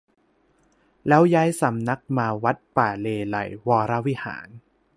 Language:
Thai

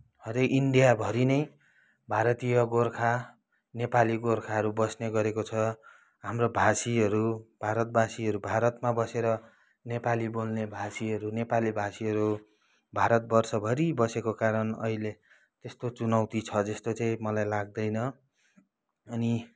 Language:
Nepali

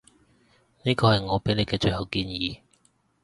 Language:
Cantonese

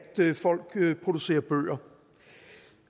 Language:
Danish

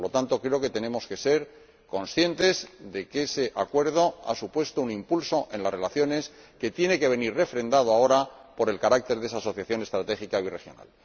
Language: Spanish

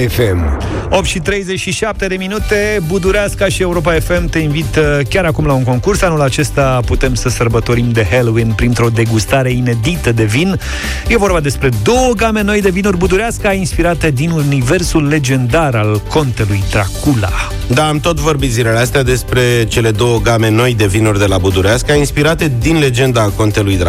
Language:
Romanian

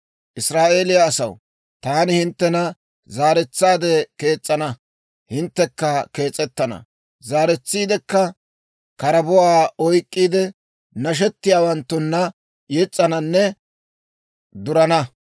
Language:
Dawro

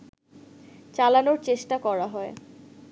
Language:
Bangla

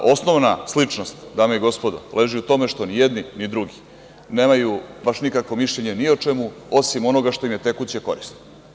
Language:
Serbian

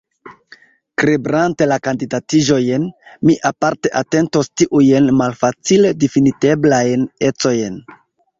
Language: Esperanto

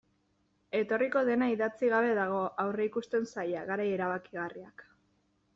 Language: Basque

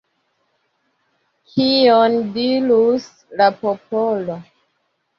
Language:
Esperanto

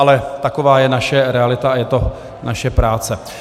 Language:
Czech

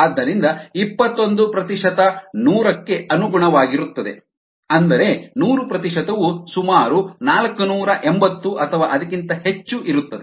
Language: Kannada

